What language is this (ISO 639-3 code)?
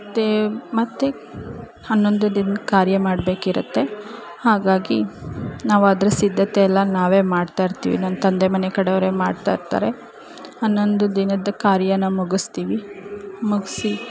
kan